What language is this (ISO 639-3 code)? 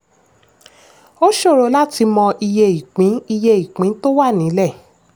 yor